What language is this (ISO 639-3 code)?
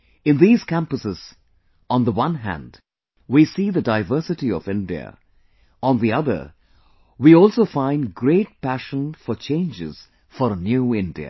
eng